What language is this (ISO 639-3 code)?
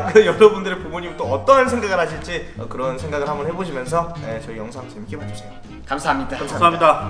kor